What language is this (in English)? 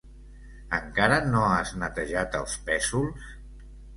Catalan